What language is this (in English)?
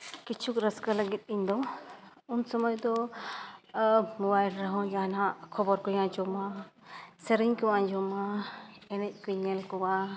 Santali